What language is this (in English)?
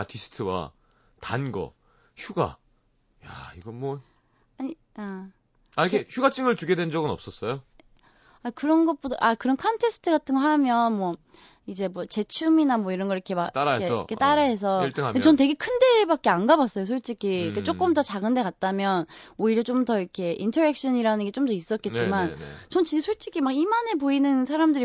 Korean